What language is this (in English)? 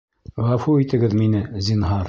Bashkir